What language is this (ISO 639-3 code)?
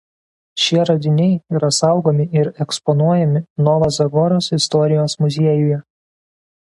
lit